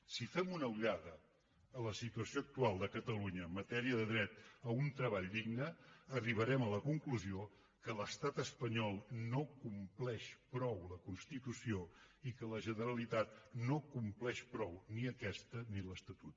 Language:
Catalan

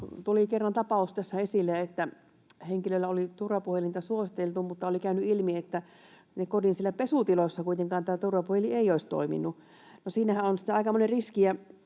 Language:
Finnish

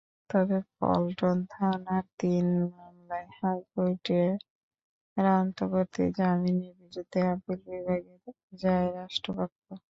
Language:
Bangla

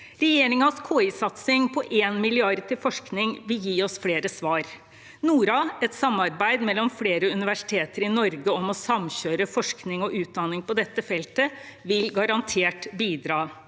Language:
Norwegian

